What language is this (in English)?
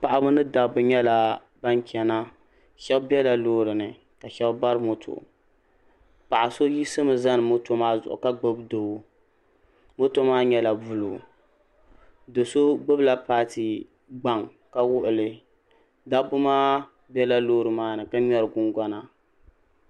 Dagbani